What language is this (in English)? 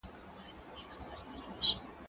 Pashto